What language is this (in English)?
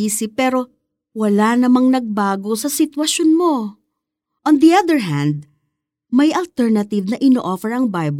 Filipino